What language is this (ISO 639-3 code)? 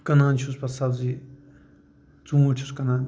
kas